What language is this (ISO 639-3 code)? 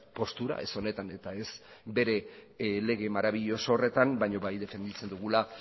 eus